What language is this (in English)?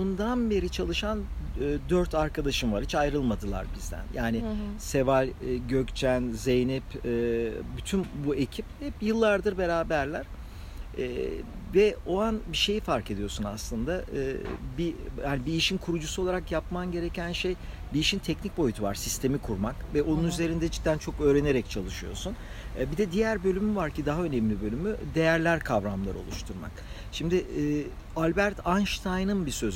Turkish